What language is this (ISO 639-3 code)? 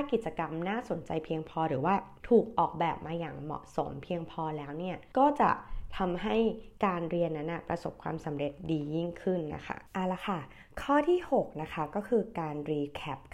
tha